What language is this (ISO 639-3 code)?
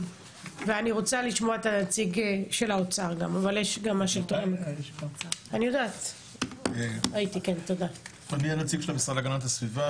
heb